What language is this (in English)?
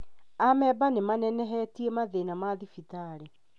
Kikuyu